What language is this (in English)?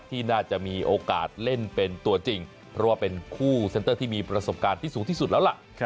Thai